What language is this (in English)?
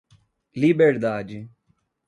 Portuguese